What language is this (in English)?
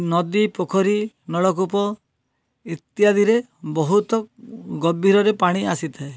Odia